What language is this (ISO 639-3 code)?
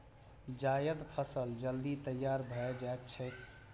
mai